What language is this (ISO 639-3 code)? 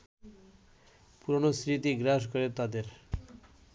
ben